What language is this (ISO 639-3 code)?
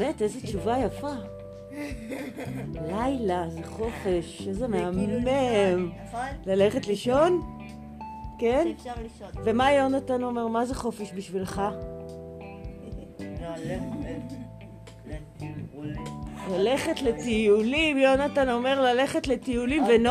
heb